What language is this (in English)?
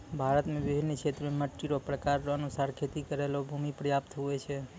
Maithili